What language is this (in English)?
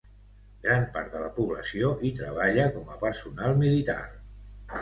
Catalan